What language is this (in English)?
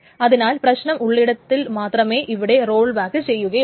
Malayalam